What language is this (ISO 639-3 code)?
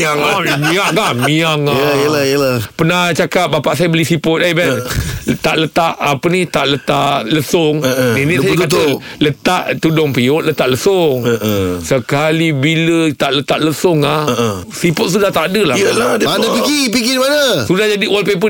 msa